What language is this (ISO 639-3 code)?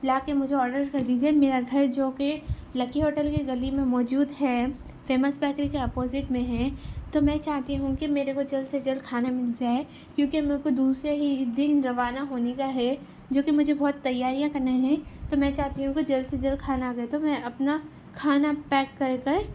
urd